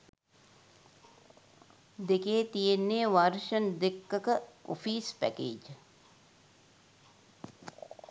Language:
Sinhala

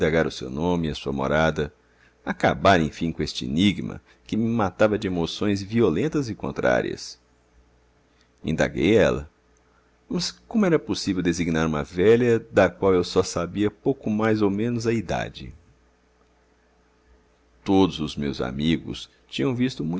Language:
Portuguese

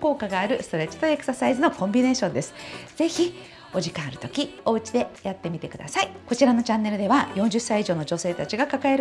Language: Japanese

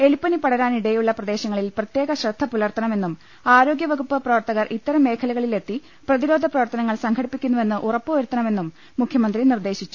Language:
Malayalam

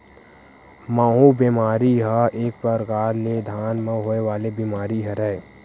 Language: Chhattisgarhi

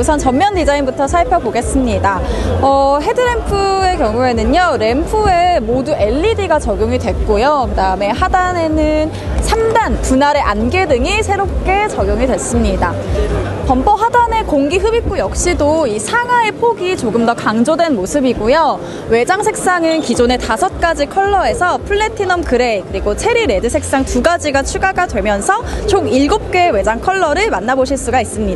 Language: Korean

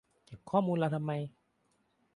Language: Thai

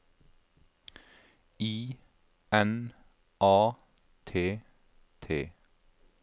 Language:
Norwegian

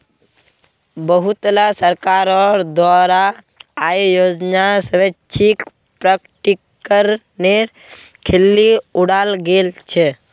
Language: Magahi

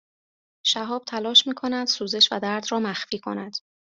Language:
Persian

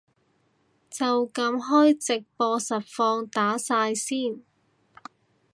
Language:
Cantonese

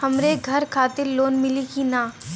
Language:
Bhojpuri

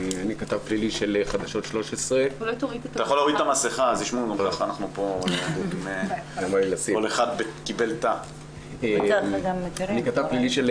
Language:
Hebrew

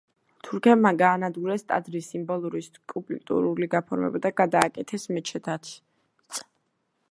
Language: Georgian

